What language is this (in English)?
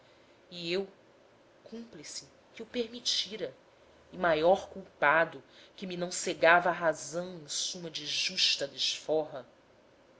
Portuguese